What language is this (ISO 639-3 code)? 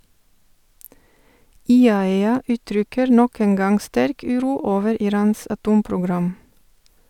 nor